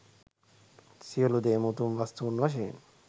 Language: Sinhala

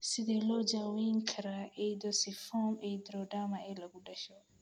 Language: Somali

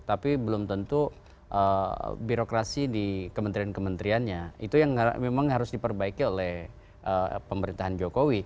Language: Indonesian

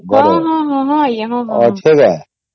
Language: Odia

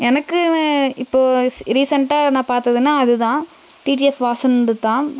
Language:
Tamil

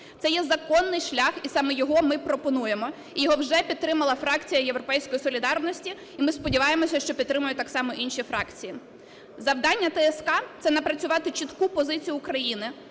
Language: Ukrainian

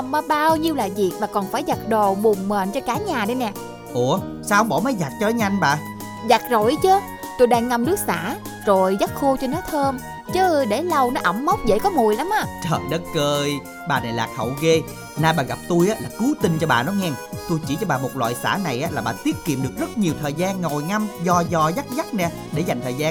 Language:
Vietnamese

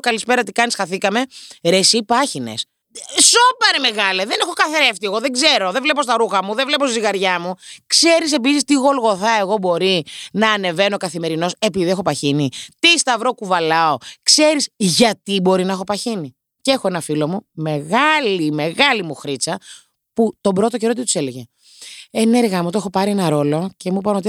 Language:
Greek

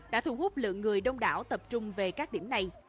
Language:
Vietnamese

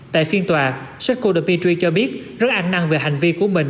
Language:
Vietnamese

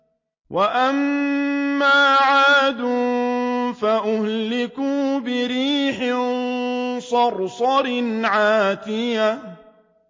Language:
Arabic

